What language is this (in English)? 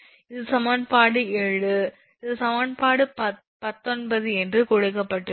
Tamil